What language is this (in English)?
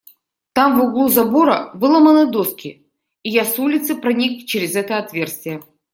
Russian